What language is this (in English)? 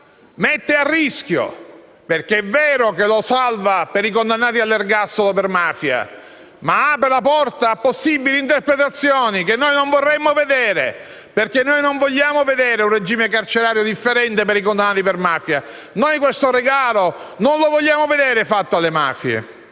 Italian